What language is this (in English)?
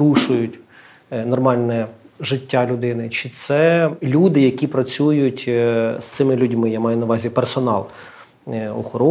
Ukrainian